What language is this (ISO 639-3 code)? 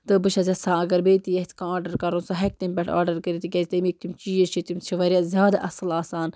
kas